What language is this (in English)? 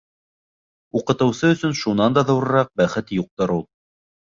Bashkir